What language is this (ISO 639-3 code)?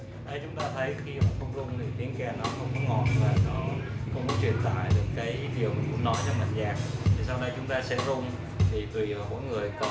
vie